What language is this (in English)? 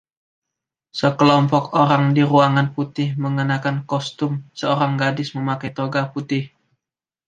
Indonesian